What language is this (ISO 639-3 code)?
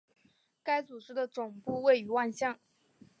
zho